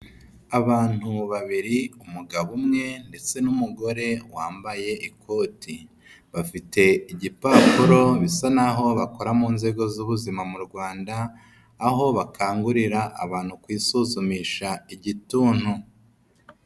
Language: Kinyarwanda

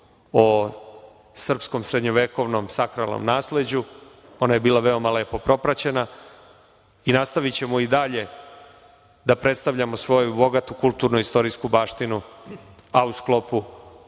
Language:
Serbian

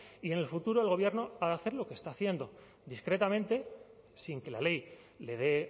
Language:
Spanish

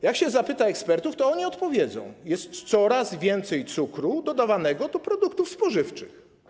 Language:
Polish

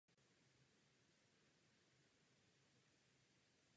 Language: Czech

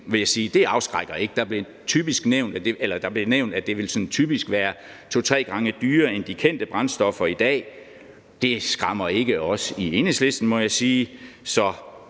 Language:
Danish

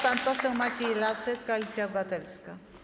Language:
Polish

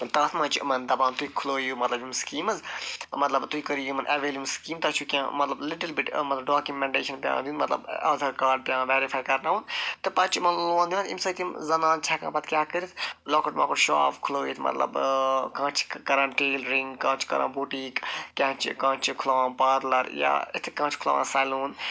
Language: Kashmiri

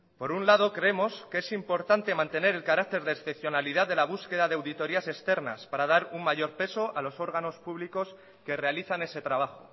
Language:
Spanish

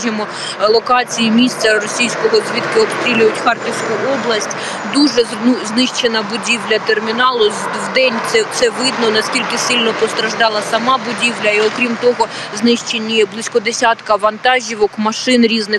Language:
Ukrainian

